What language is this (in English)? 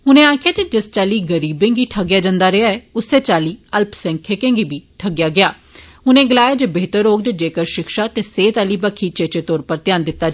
Dogri